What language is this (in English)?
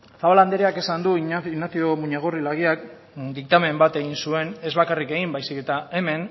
Basque